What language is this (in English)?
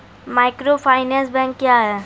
Maithili